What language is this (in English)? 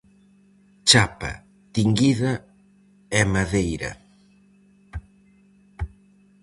Galician